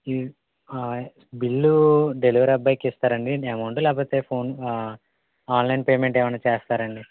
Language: Telugu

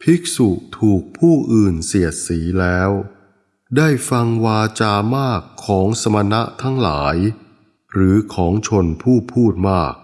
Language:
Thai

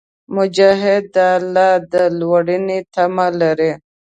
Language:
Pashto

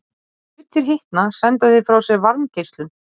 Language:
Icelandic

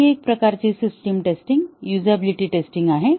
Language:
Marathi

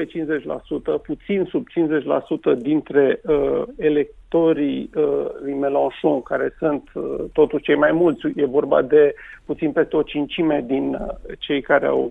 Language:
Romanian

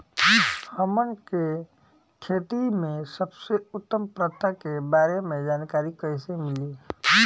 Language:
Bhojpuri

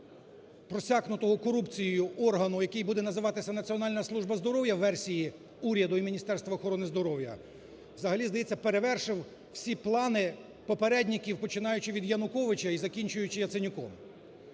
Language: Ukrainian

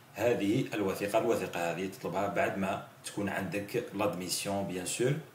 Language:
Arabic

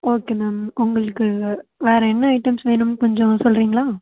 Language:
Tamil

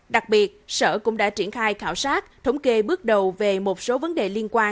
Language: Vietnamese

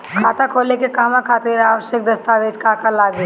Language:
Bhojpuri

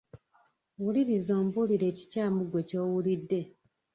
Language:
Ganda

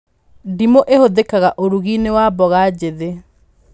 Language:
Kikuyu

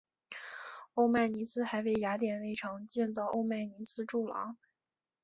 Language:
Chinese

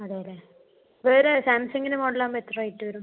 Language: Malayalam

